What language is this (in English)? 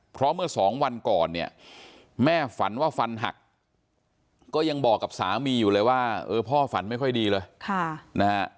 Thai